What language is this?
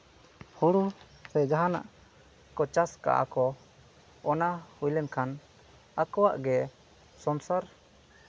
Santali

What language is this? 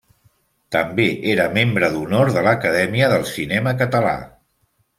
Catalan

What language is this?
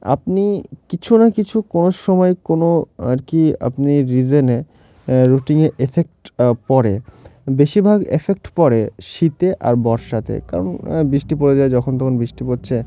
Bangla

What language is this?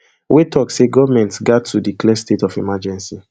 Nigerian Pidgin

